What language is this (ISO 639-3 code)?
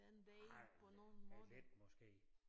dan